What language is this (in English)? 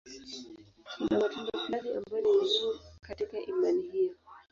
Swahili